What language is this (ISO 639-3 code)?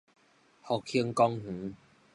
nan